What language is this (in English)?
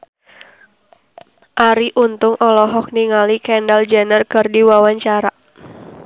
Sundanese